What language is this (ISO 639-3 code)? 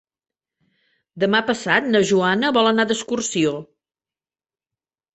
cat